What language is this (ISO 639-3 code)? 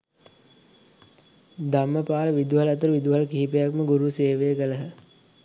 sin